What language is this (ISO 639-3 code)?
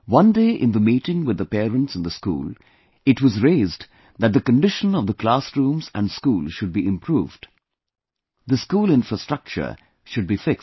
eng